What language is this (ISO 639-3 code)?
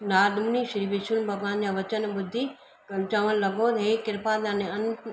snd